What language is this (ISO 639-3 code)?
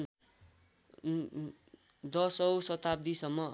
nep